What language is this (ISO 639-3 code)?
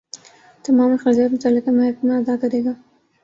urd